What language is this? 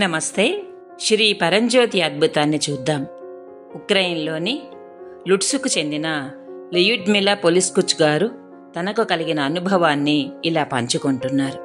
Telugu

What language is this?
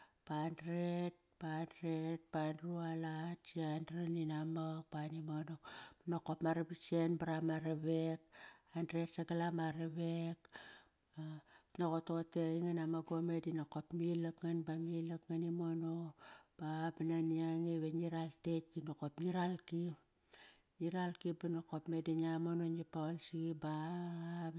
Kairak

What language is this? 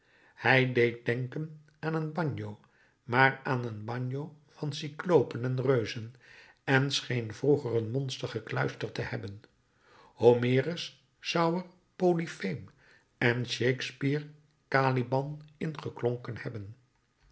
Dutch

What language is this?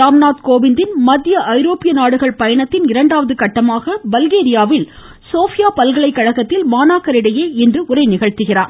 Tamil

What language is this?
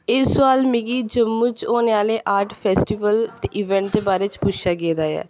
Dogri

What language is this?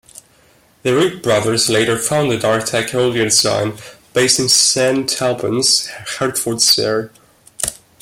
English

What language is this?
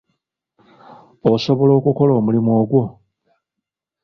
Ganda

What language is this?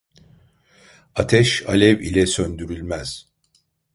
Turkish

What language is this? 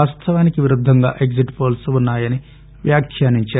Telugu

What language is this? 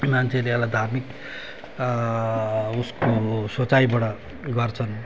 Nepali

